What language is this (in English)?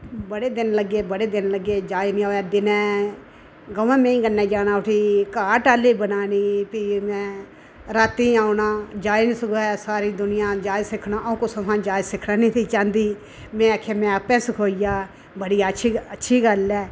Dogri